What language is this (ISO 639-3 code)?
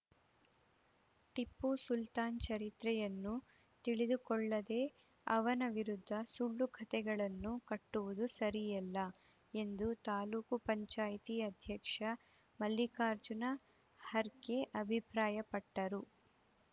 kan